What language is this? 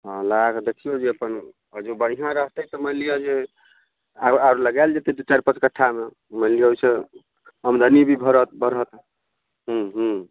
Maithili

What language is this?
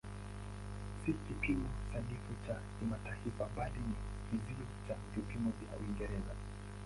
Swahili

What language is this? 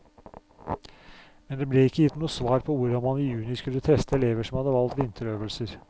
Norwegian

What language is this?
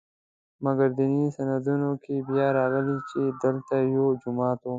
Pashto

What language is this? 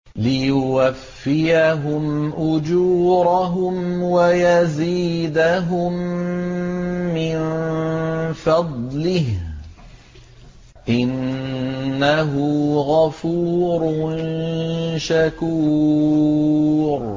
Arabic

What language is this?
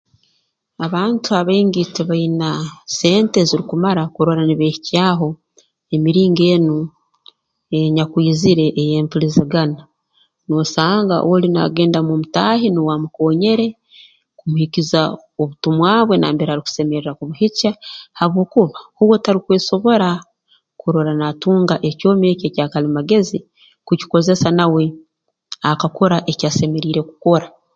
Tooro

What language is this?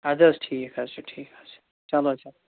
Kashmiri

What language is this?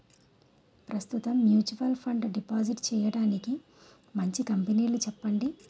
Telugu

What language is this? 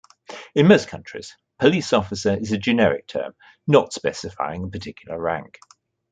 English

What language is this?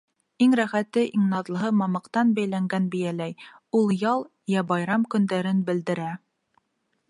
Bashkir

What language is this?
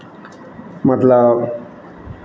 Maithili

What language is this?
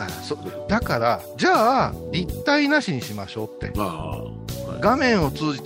Japanese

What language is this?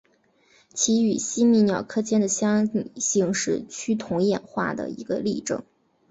Chinese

